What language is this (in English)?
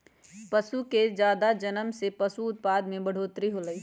Magahi